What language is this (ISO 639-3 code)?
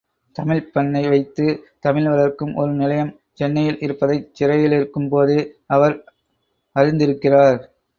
tam